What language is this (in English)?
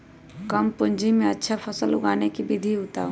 Magahi